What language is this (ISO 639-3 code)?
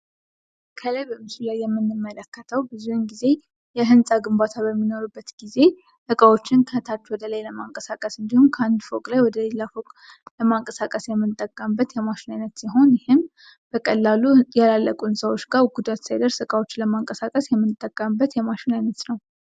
amh